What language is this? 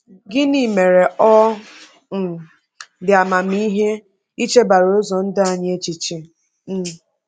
Igbo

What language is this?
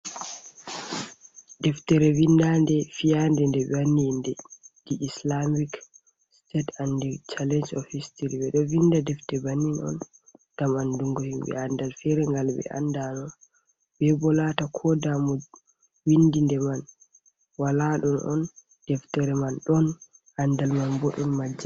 Fula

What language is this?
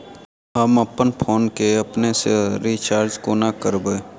Maithili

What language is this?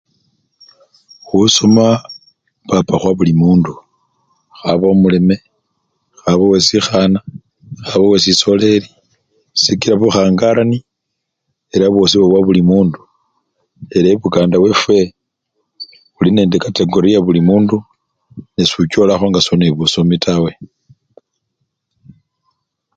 Luyia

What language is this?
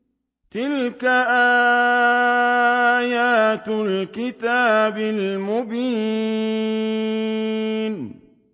Arabic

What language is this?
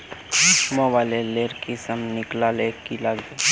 Magahi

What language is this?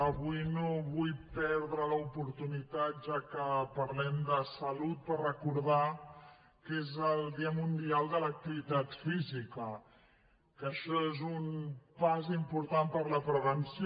Catalan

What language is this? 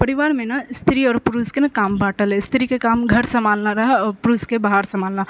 Maithili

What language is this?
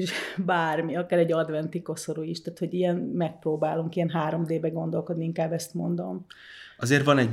Hungarian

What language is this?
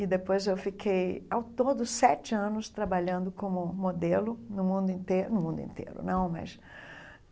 Portuguese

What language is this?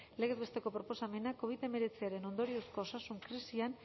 Basque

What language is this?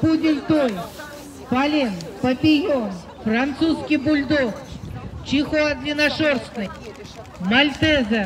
Russian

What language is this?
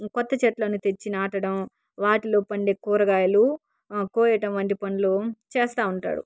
Telugu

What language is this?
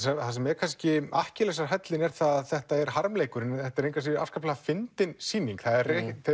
Icelandic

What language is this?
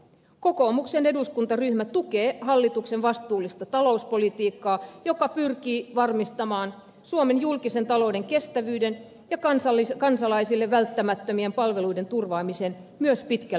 Finnish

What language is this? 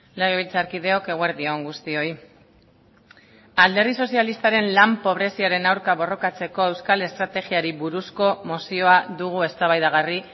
Basque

